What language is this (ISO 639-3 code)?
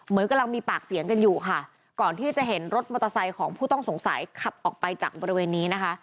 tha